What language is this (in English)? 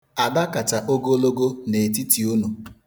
Igbo